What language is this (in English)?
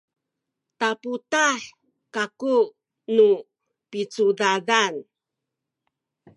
Sakizaya